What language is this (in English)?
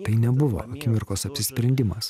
Lithuanian